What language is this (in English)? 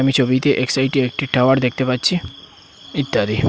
Bangla